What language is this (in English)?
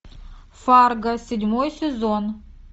Russian